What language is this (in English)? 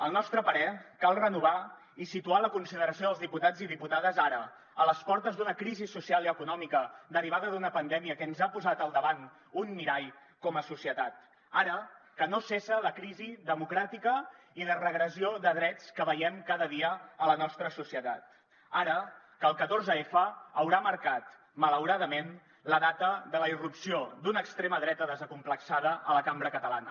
Catalan